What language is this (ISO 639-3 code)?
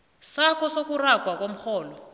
nbl